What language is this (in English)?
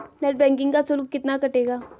Hindi